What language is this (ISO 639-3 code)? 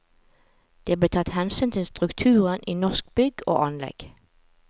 nor